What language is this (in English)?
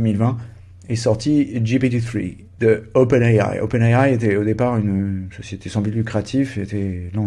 French